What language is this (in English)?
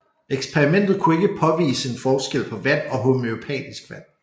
Danish